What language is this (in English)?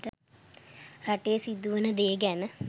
Sinhala